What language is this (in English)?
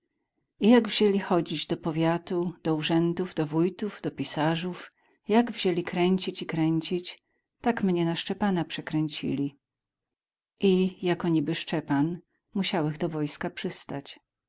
Polish